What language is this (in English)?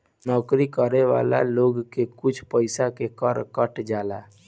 Bhojpuri